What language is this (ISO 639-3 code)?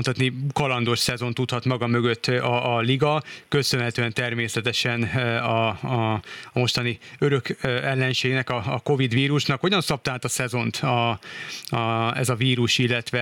hun